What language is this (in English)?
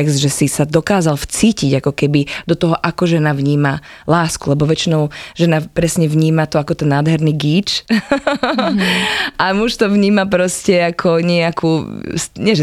Slovak